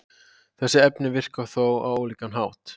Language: Icelandic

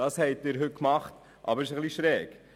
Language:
Swiss German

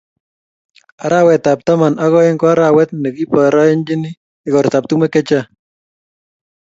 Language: Kalenjin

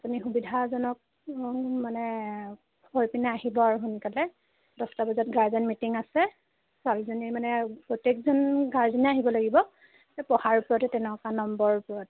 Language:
Assamese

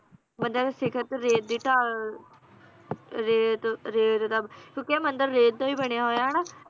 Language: Punjabi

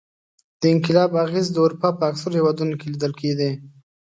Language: Pashto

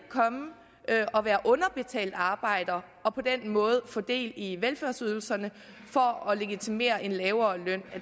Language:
Danish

